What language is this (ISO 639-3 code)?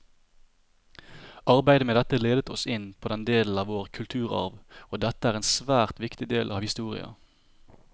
nor